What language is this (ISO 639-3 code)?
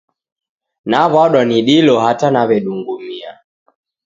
dav